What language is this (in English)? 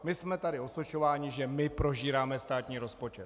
Czech